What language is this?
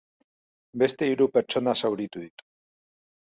Basque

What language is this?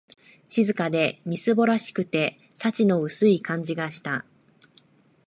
Japanese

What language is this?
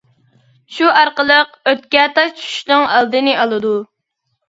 Uyghur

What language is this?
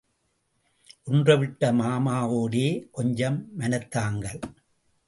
Tamil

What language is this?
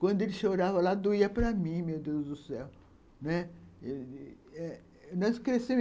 Portuguese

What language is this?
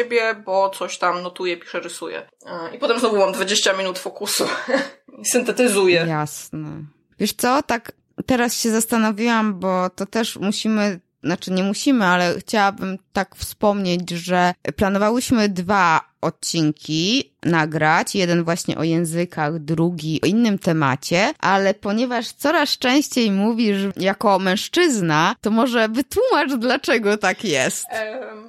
Polish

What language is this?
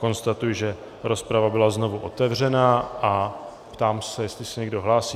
Czech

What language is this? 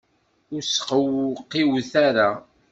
Kabyle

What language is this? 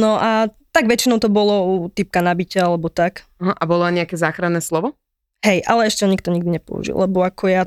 Slovak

